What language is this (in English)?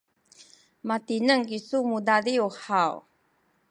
Sakizaya